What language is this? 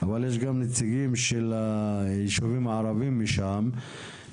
Hebrew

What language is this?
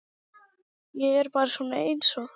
Icelandic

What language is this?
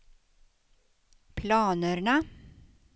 Swedish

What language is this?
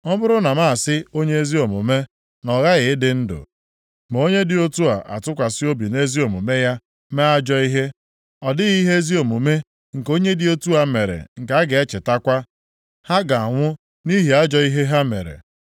Igbo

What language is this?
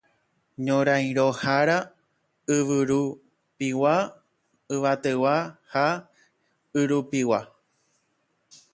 Guarani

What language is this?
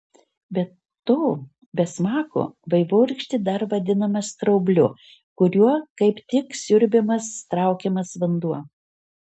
Lithuanian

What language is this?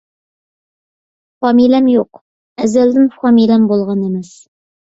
Uyghur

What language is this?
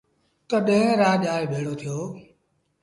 Sindhi Bhil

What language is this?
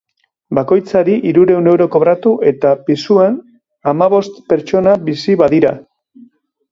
Basque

